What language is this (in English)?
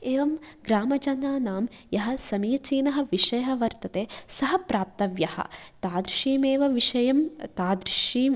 Sanskrit